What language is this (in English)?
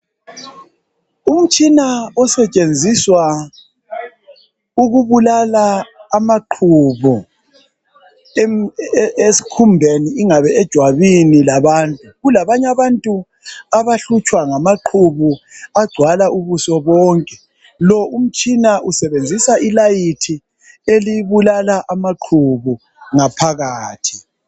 North Ndebele